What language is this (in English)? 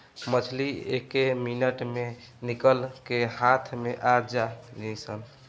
Bhojpuri